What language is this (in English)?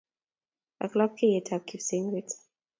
Kalenjin